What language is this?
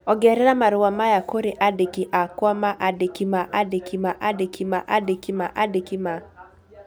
Kikuyu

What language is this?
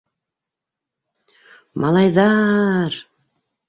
Bashkir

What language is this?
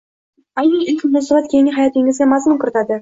Uzbek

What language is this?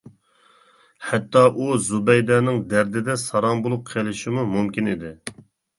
Uyghur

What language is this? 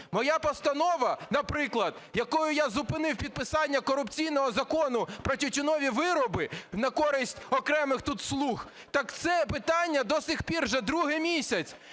Ukrainian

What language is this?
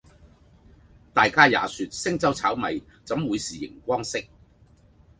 Cantonese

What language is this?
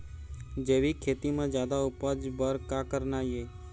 Chhattisgarhi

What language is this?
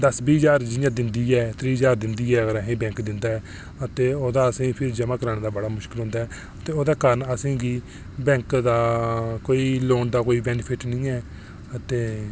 Dogri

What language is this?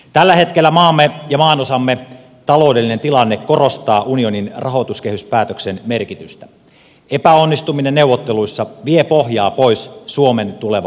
Finnish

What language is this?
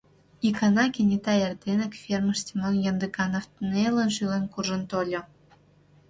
Mari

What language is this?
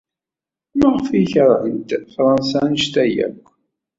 Kabyle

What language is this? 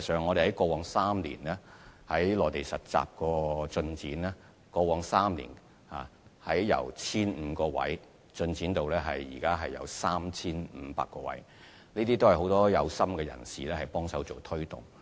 Cantonese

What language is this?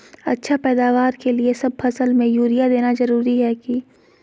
Magahi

